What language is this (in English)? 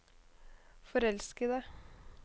Norwegian